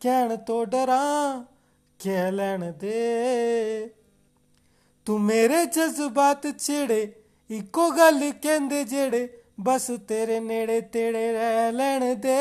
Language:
Hindi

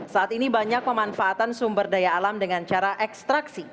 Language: Indonesian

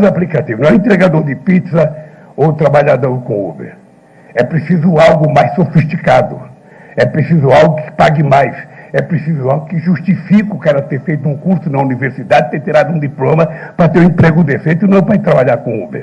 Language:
Portuguese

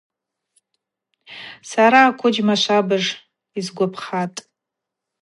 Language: Abaza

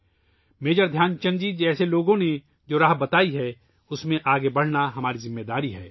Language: Urdu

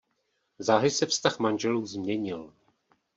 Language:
Czech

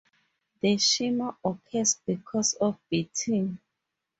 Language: English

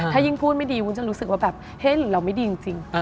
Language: Thai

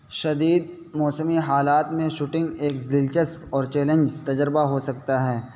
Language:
Urdu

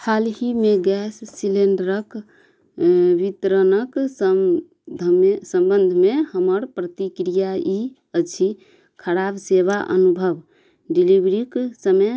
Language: Maithili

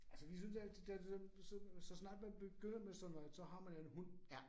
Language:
Danish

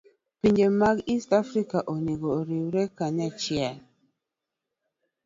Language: Luo (Kenya and Tanzania)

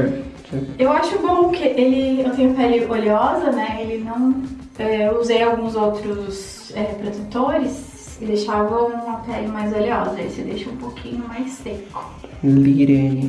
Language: Portuguese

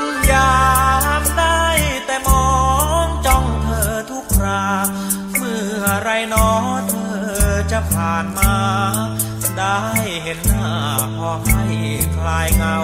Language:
Thai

